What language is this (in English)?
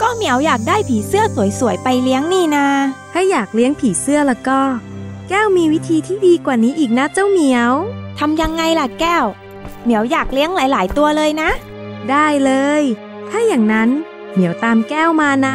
Thai